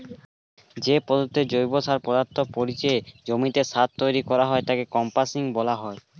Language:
Bangla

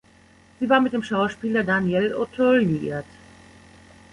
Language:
German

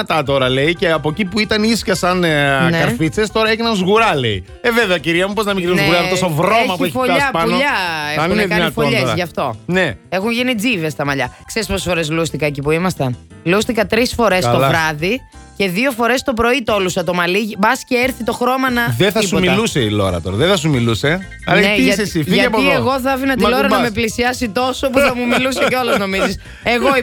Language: Greek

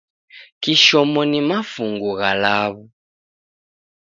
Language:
Taita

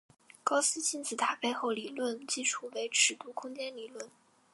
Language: Chinese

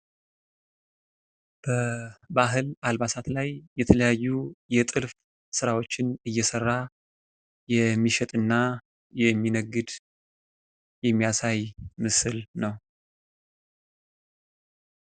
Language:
Amharic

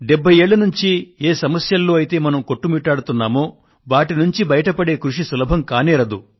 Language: Telugu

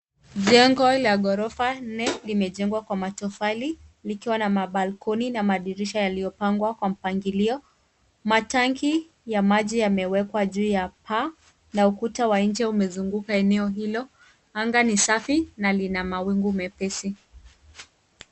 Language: Swahili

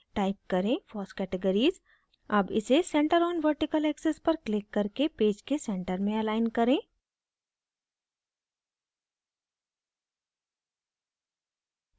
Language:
Hindi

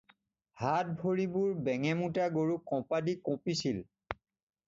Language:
Assamese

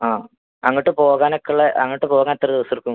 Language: Malayalam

